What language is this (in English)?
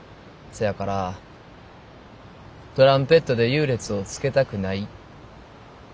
Japanese